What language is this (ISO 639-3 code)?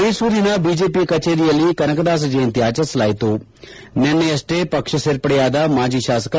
kan